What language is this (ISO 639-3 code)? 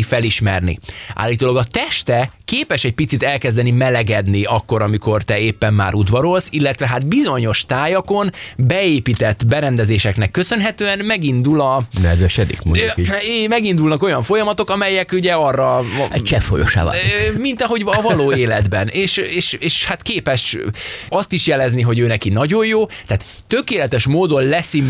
hun